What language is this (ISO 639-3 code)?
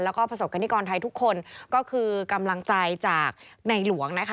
tha